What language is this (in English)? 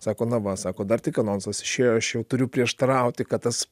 Lithuanian